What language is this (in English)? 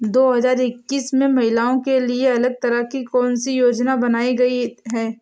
Hindi